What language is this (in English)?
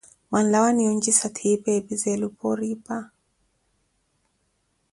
Koti